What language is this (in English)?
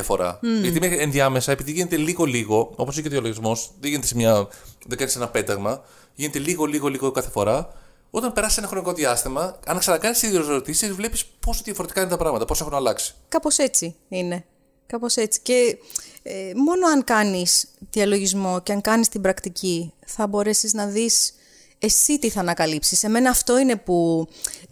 Greek